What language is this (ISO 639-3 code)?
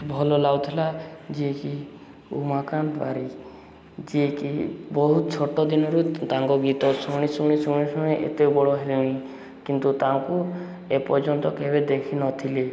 ori